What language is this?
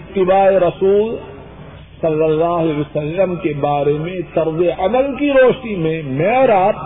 Urdu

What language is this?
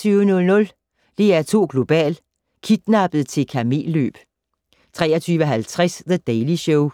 Danish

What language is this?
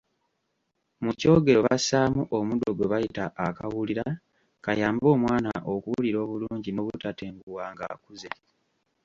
Ganda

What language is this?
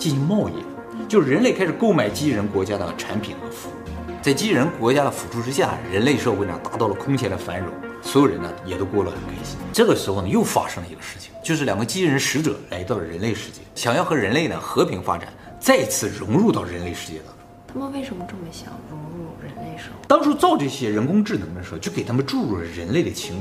Chinese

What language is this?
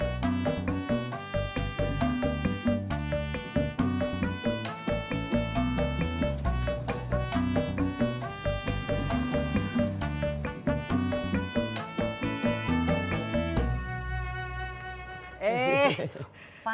Indonesian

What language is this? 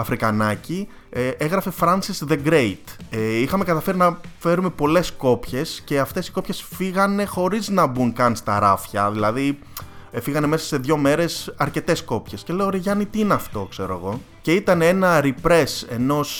Greek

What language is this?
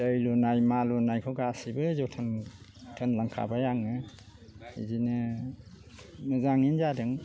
Bodo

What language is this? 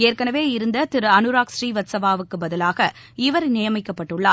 Tamil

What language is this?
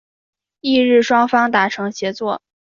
Chinese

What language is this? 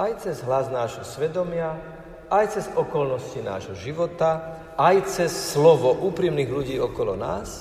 Slovak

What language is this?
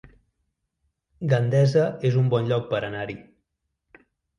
Catalan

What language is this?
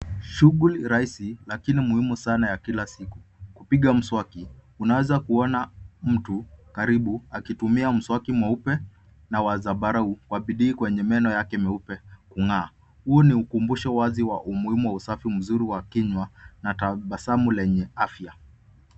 Swahili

